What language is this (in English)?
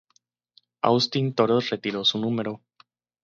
Spanish